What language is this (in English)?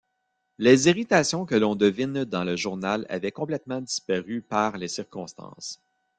French